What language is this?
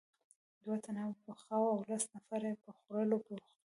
Pashto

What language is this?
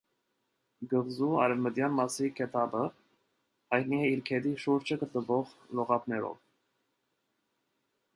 Armenian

